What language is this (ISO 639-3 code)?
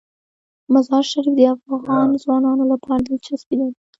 pus